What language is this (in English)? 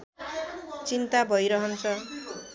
Nepali